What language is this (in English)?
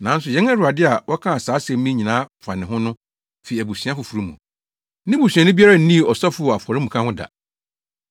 Akan